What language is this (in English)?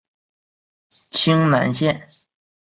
Chinese